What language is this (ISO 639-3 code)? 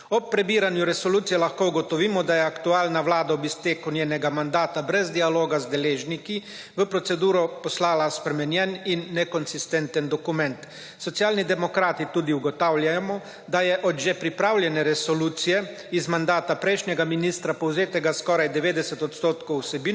slv